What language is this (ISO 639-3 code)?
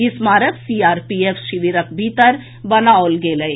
mai